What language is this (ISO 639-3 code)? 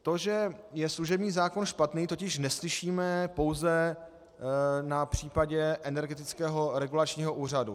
ces